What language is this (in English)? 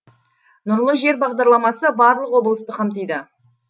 Kazakh